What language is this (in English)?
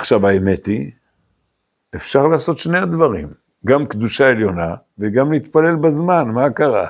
Hebrew